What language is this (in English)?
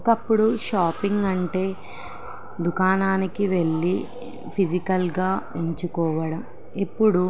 Telugu